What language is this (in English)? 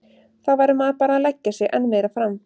Icelandic